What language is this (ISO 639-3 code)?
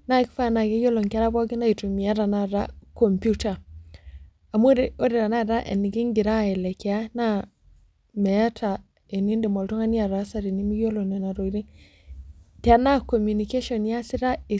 mas